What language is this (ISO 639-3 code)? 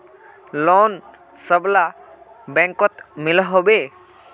mag